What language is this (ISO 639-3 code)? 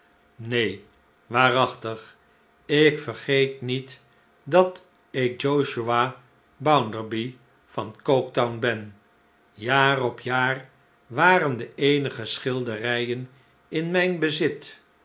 nld